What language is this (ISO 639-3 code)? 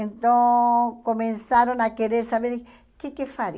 por